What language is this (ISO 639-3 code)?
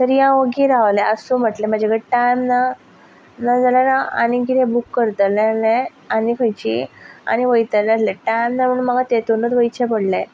kok